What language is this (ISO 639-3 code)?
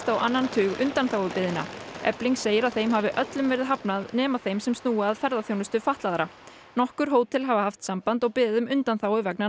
isl